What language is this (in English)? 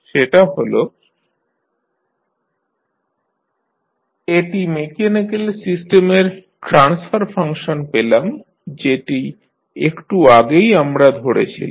Bangla